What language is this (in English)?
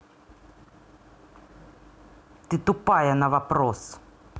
Russian